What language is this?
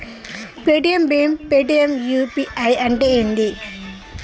Telugu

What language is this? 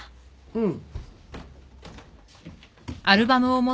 Japanese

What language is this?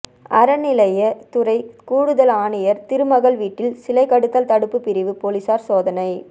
Tamil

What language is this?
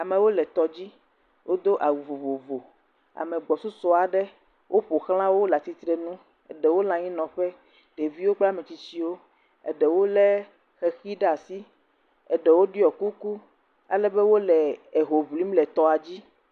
Ewe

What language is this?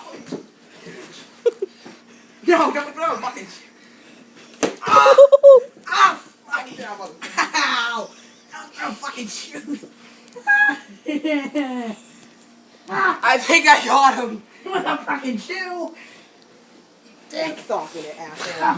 English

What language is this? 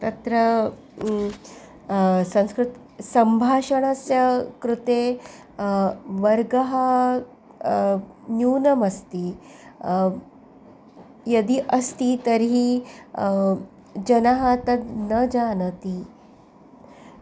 Sanskrit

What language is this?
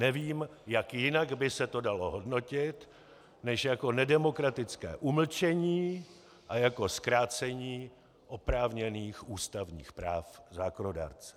Czech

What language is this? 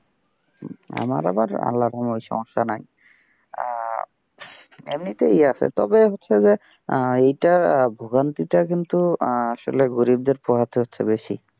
Bangla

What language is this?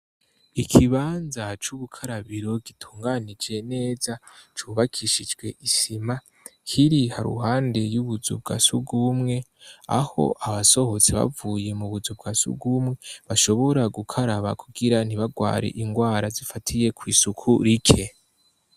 Rundi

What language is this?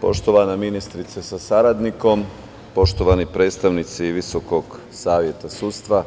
Serbian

